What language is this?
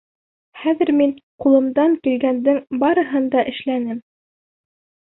Bashkir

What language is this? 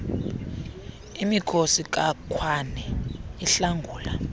Xhosa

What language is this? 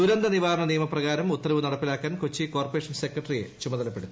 Malayalam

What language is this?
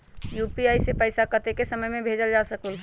Magahi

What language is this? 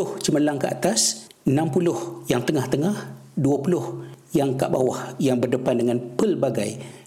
Malay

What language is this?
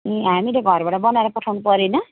Nepali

